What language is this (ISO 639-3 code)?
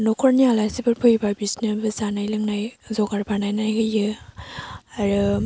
brx